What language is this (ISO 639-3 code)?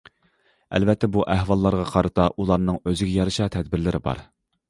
uig